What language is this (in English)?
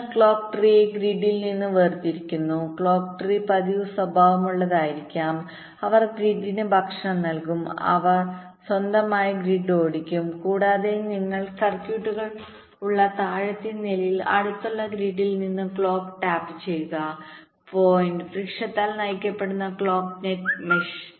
Malayalam